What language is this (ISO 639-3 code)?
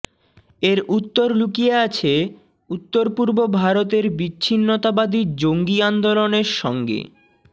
ben